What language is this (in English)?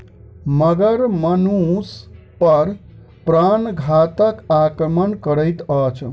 Maithili